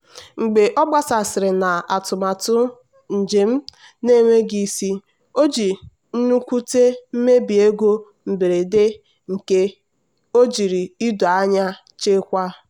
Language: Igbo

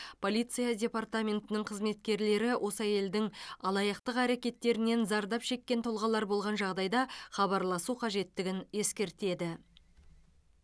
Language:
Kazakh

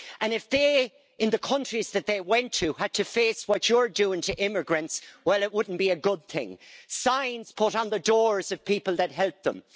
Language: English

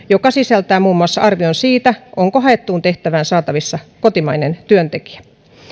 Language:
Finnish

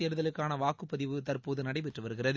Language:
Tamil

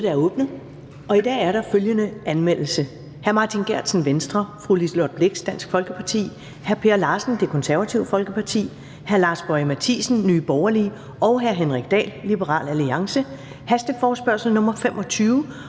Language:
Danish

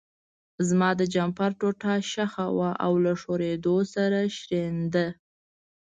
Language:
Pashto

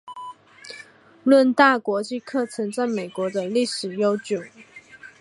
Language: Chinese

